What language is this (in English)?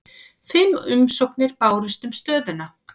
Icelandic